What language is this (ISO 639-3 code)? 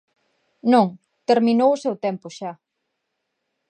glg